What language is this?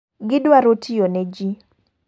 Luo (Kenya and Tanzania)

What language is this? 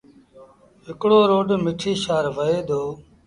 Sindhi Bhil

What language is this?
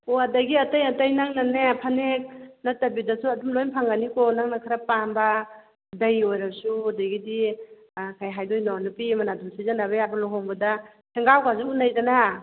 Manipuri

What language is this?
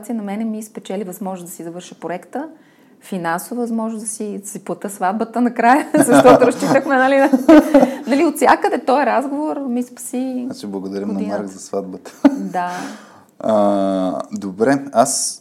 Bulgarian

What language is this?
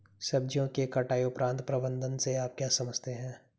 Hindi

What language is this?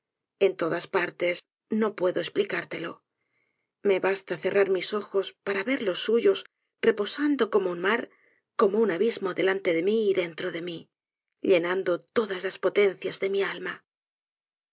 Spanish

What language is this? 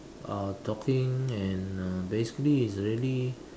English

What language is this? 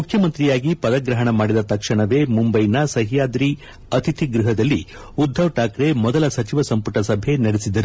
Kannada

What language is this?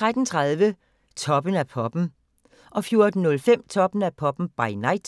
Danish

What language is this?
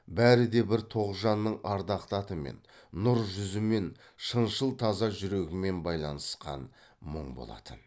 Kazakh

